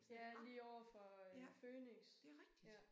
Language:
Danish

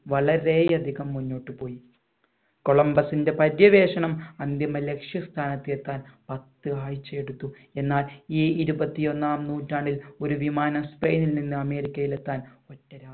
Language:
Malayalam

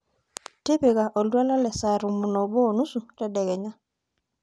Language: Masai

